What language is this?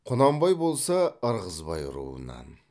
Kazakh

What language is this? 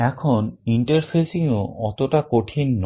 Bangla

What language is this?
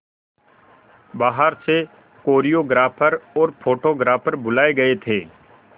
Hindi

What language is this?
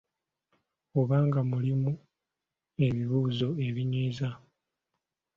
Ganda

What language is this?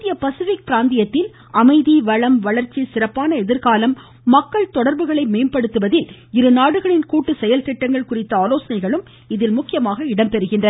Tamil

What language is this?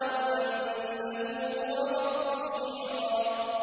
Arabic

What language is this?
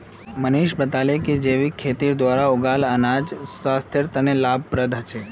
Magahi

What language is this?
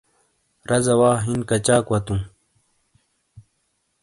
Shina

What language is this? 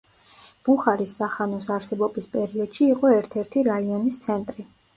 Georgian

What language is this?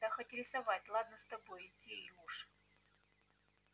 Russian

